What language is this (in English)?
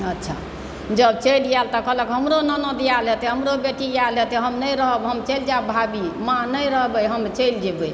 Maithili